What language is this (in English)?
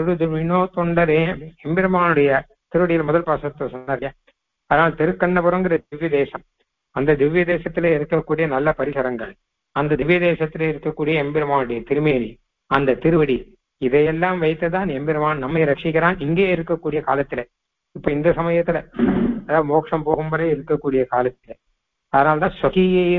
Arabic